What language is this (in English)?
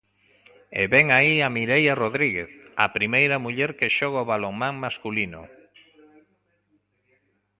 Galician